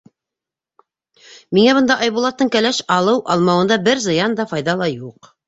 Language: Bashkir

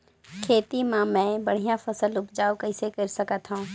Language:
Chhattisgarhi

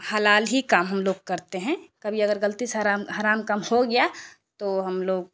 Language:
Urdu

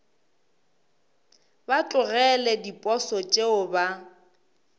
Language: Northern Sotho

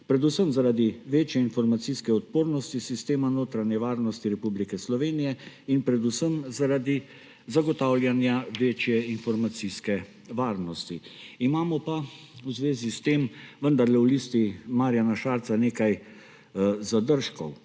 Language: Slovenian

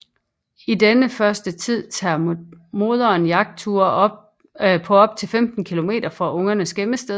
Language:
Danish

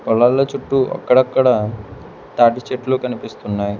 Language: Telugu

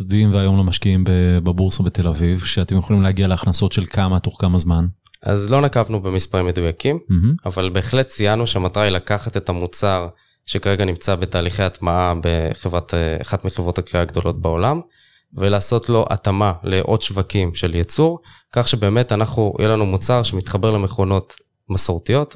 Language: Hebrew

